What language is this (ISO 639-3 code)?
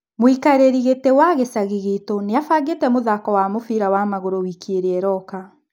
kik